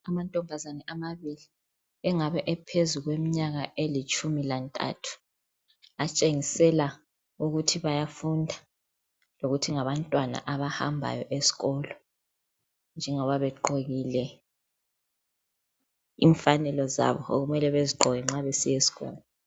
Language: North Ndebele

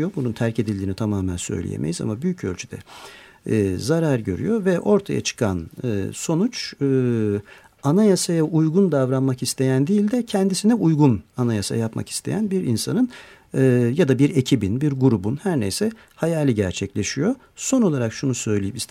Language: Turkish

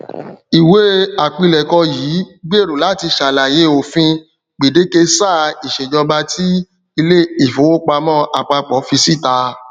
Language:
Yoruba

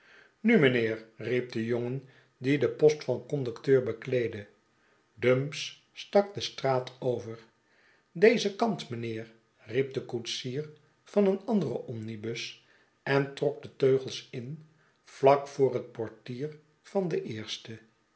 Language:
Dutch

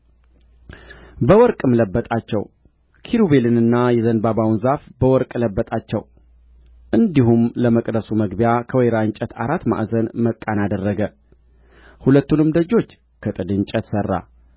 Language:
Amharic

